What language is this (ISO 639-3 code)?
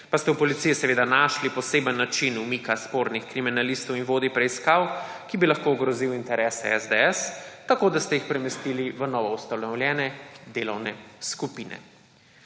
slv